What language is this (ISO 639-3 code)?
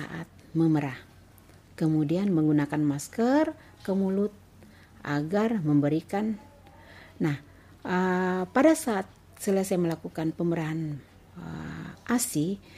ind